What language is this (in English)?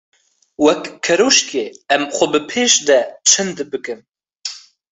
Kurdish